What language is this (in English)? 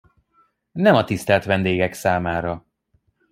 Hungarian